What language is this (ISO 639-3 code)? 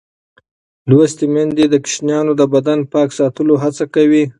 pus